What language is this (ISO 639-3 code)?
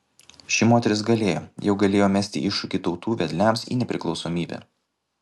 lit